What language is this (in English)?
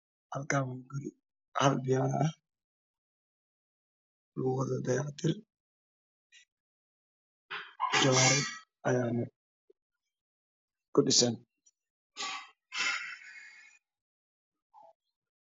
Somali